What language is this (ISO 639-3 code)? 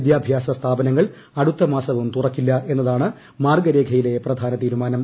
mal